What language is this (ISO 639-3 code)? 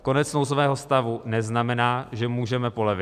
ces